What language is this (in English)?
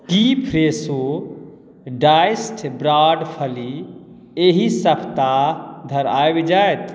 Maithili